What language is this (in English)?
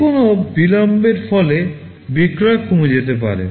Bangla